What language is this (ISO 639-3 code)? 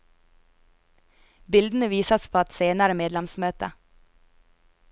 nor